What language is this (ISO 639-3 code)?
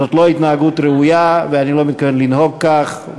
heb